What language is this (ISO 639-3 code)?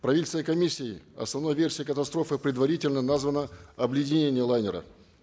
kaz